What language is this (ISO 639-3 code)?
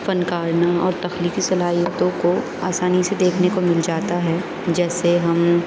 urd